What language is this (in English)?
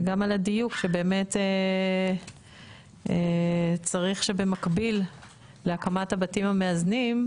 Hebrew